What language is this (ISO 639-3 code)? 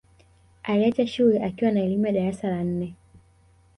swa